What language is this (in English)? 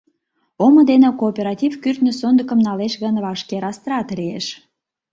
Mari